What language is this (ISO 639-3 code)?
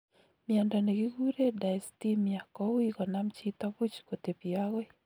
kln